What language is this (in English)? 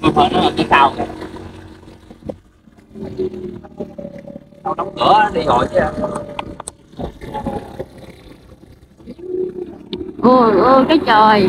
Vietnamese